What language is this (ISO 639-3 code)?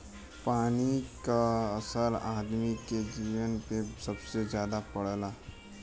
bho